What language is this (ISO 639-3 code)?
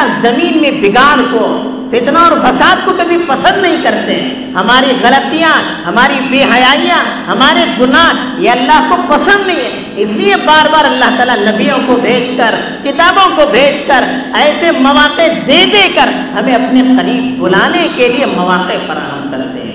urd